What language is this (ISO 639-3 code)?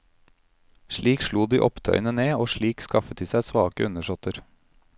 nor